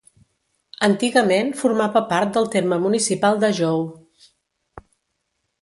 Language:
Catalan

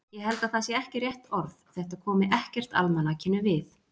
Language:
Icelandic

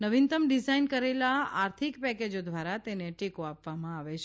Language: Gujarati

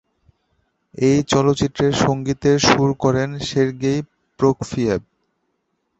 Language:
Bangla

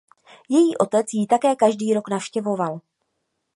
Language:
Czech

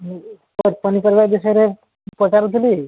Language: Odia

